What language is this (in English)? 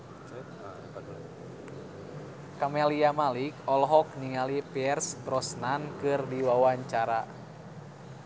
Sundanese